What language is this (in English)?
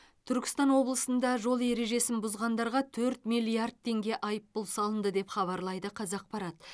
Kazakh